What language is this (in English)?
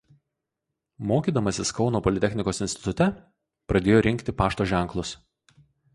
Lithuanian